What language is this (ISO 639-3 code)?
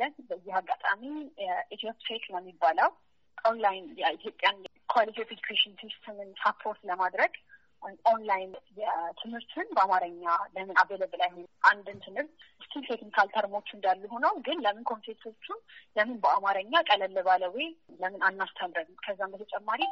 amh